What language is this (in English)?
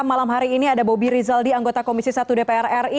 Indonesian